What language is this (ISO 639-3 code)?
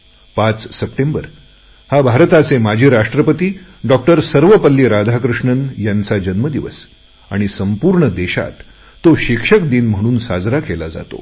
mar